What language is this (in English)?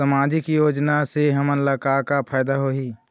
Chhattisgarhi